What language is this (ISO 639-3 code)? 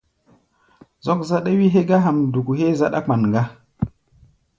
gba